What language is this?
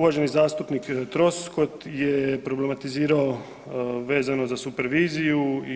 Croatian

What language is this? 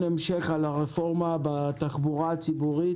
Hebrew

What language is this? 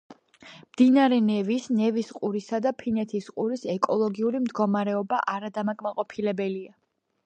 Georgian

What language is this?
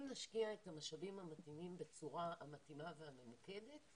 Hebrew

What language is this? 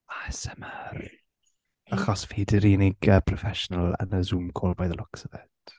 Welsh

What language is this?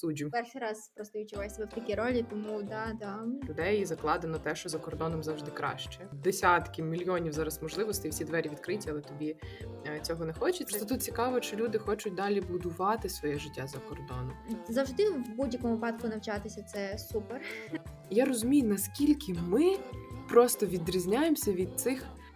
Ukrainian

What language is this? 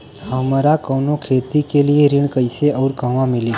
Bhojpuri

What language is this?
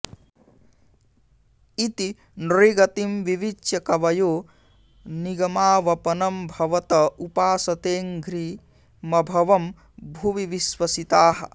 Sanskrit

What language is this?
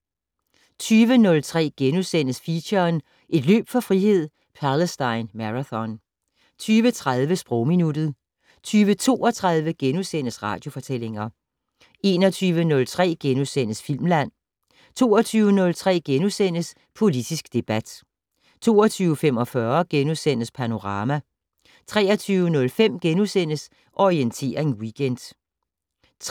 Danish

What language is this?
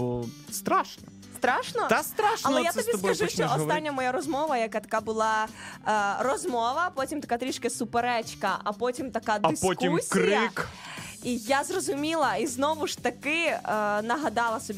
Ukrainian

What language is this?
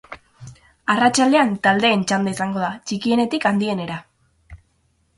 Basque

